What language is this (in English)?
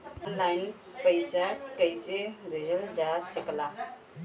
Bhojpuri